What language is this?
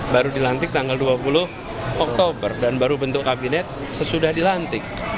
Indonesian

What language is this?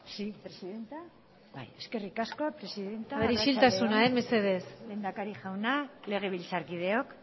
Basque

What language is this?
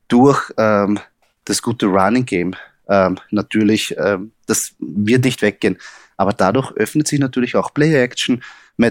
German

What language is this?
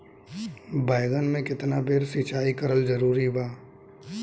Bhojpuri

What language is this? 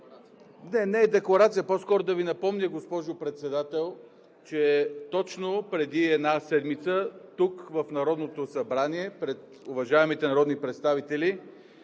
Bulgarian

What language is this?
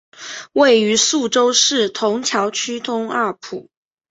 Chinese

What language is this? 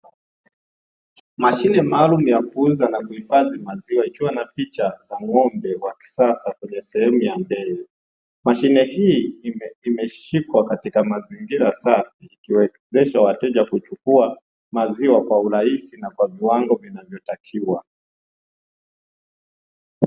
Swahili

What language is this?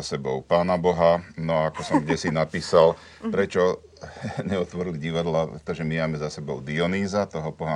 Slovak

